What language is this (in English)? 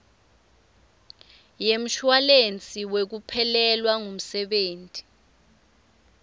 Swati